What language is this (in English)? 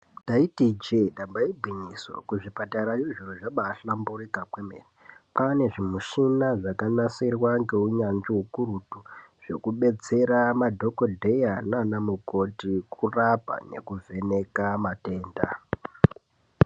Ndau